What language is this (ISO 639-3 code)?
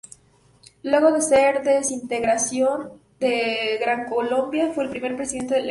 spa